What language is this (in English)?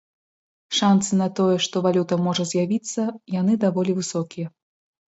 Belarusian